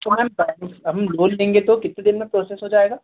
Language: Hindi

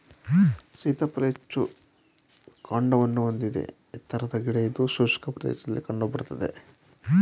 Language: Kannada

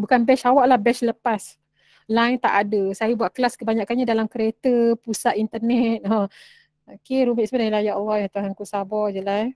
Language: Malay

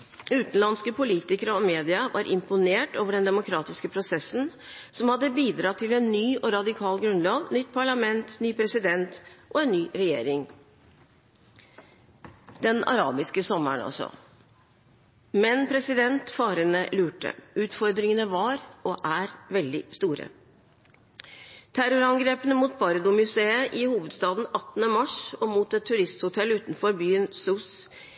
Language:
Norwegian Bokmål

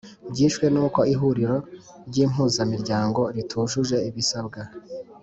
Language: Kinyarwanda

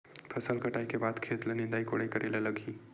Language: Chhattisgarhi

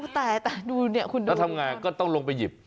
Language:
Thai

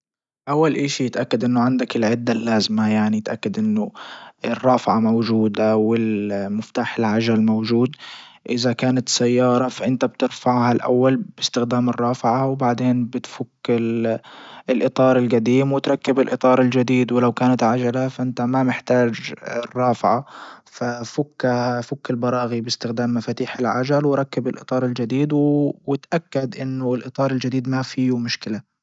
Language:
Libyan Arabic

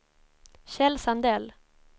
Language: Swedish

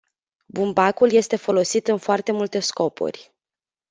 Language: Romanian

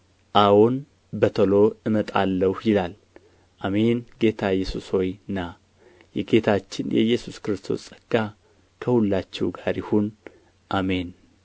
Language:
Amharic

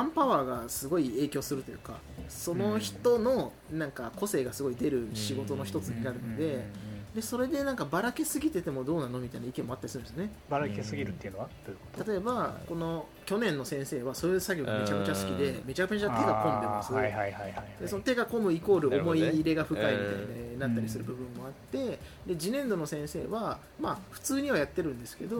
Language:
Japanese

